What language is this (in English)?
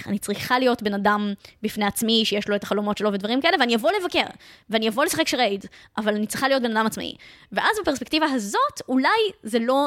Hebrew